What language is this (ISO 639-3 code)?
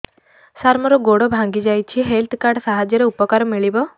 ori